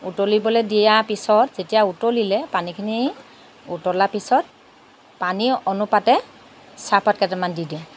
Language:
Assamese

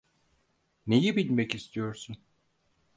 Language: Turkish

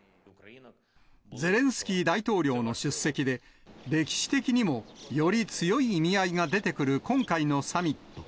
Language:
Japanese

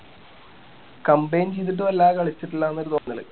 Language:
Malayalam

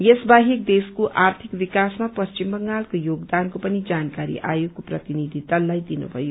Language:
Nepali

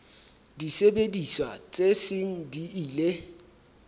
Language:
Southern Sotho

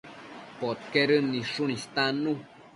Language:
Matsés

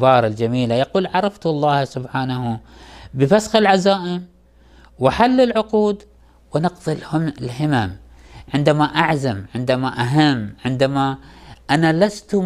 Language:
Arabic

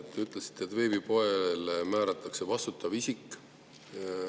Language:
Estonian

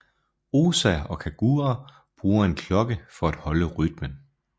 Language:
Danish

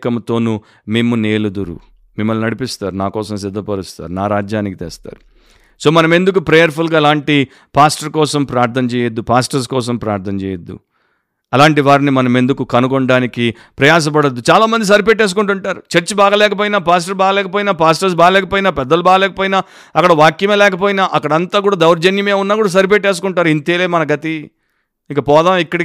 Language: Telugu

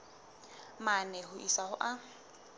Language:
Southern Sotho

